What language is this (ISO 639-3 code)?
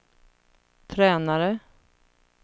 swe